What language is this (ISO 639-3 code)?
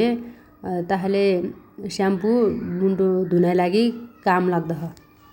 dty